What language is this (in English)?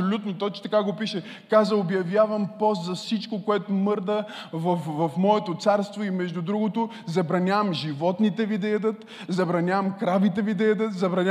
Bulgarian